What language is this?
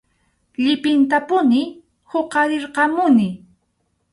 Arequipa-La Unión Quechua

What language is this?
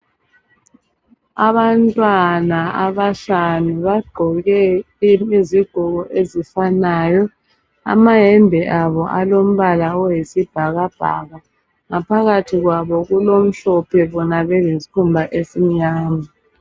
North Ndebele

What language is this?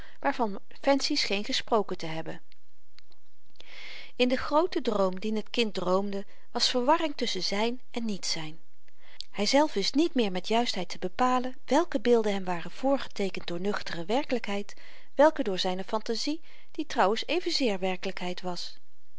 Dutch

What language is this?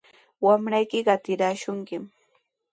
Sihuas Ancash Quechua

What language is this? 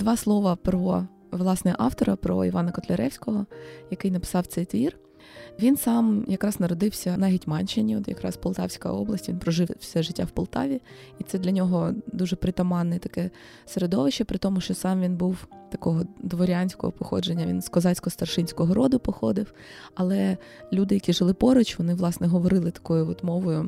Ukrainian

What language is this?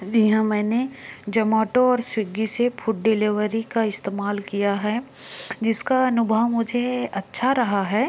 Hindi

